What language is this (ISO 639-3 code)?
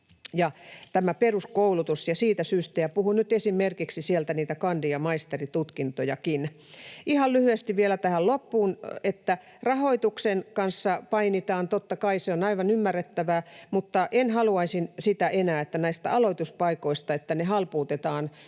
fin